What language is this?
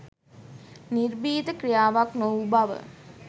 Sinhala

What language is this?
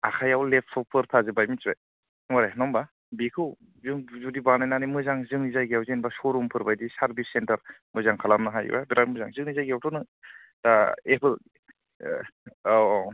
Bodo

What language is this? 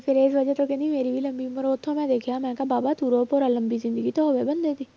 Punjabi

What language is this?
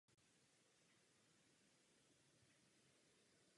Czech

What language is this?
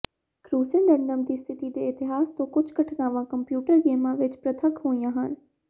Punjabi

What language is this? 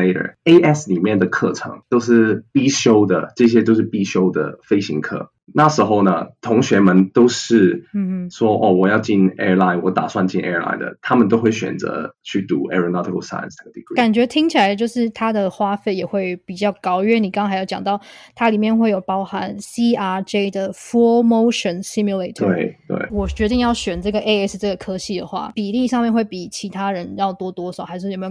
Chinese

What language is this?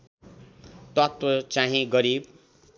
Nepali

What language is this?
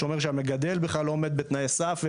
Hebrew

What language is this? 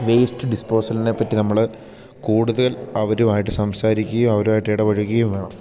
Malayalam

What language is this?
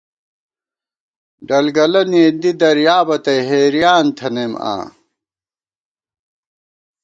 Gawar-Bati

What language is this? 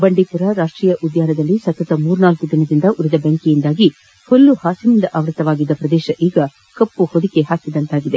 Kannada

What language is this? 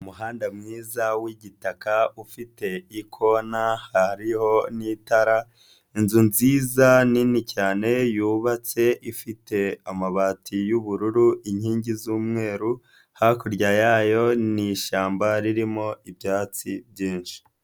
Kinyarwanda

